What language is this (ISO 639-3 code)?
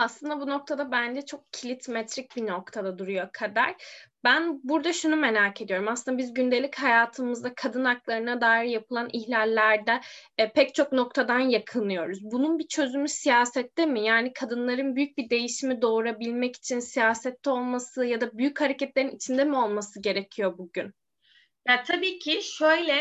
tur